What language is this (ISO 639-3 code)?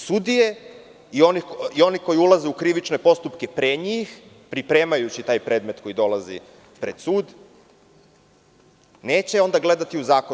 srp